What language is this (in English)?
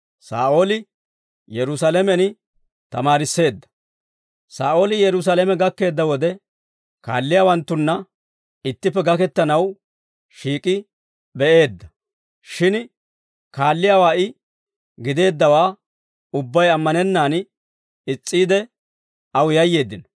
Dawro